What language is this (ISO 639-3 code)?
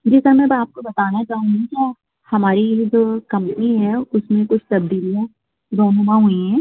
urd